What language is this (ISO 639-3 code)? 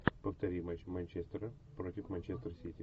rus